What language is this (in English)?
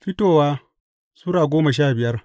Hausa